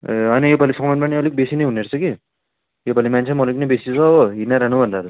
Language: Nepali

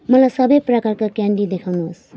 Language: Nepali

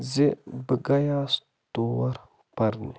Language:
Kashmiri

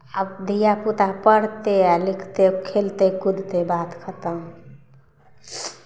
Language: Maithili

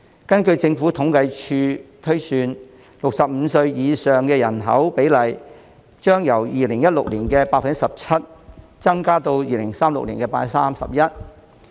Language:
Cantonese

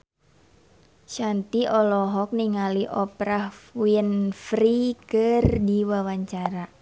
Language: Sundanese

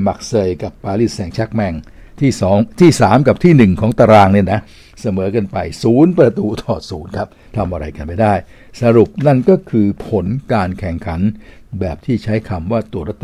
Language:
Thai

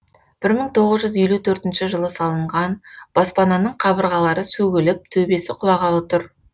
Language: Kazakh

